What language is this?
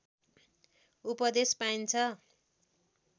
Nepali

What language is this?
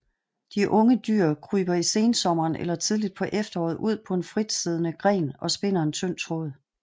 Danish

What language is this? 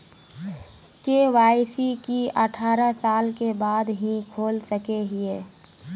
Magahi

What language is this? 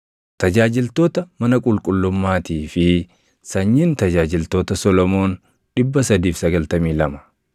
Oromo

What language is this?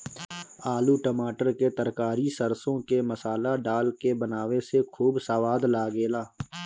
Bhojpuri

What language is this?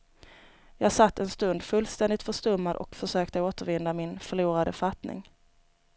Swedish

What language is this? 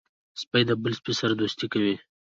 Pashto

